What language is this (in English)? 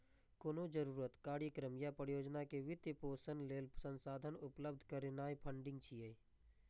Maithili